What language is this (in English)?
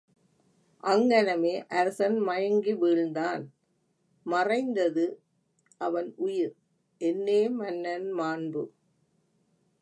Tamil